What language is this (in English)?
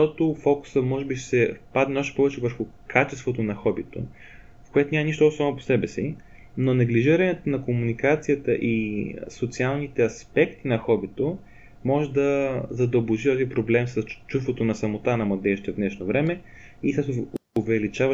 Bulgarian